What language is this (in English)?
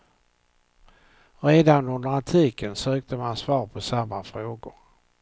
Swedish